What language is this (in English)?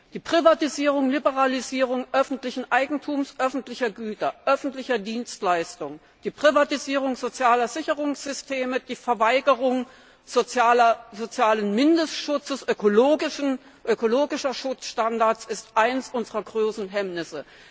German